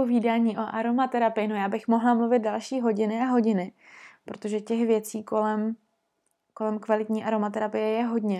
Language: Czech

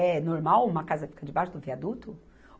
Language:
Portuguese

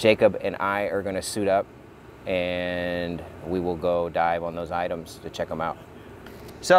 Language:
English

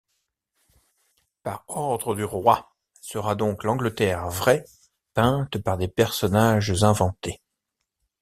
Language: French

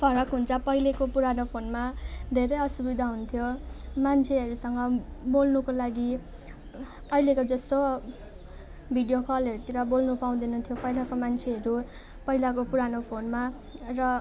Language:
Nepali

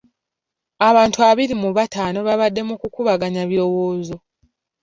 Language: Ganda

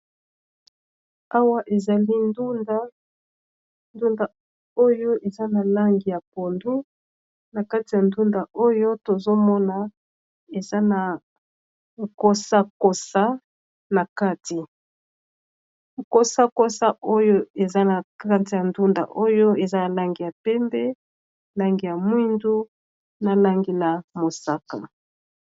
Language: Lingala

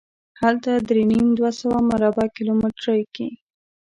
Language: Pashto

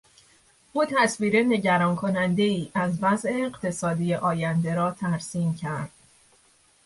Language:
Persian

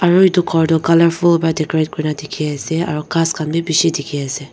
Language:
Naga Pidgin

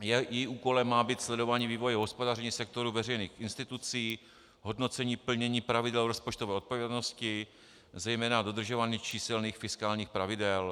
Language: Czech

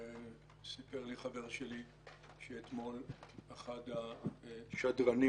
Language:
Hebrew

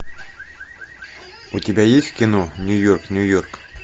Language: Russian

